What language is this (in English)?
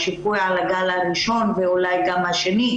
Hebrew